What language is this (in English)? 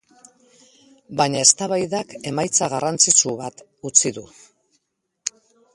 Basque